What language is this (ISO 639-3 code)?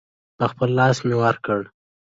pus